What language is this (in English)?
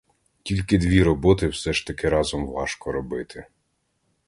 Ukrainian